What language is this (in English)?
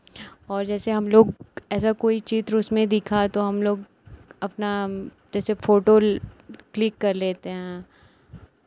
Hindi